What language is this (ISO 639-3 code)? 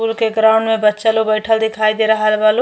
bho